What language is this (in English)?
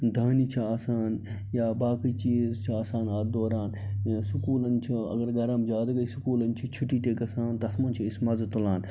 Kashmiri